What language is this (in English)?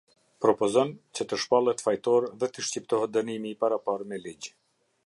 Albanian